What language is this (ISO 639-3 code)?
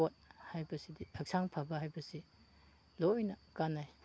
mni